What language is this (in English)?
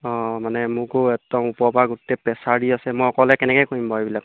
Assamese